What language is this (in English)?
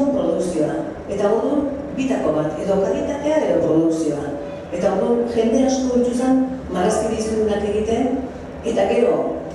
Greek